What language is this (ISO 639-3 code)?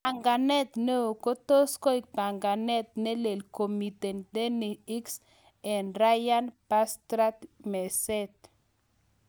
kln